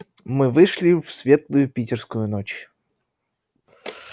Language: Russian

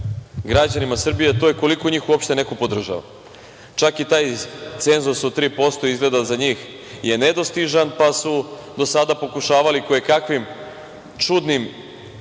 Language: Serbian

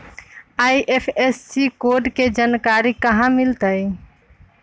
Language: Magahi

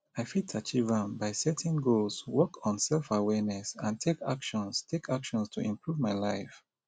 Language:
Nigerian Pidgin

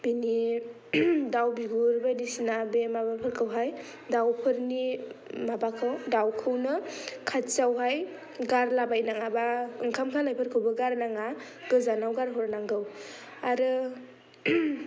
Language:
Bodo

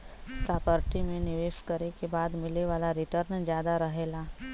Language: Bhojpuri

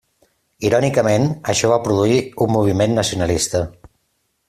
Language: Catalan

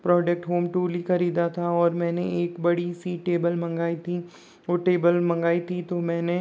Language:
Hindi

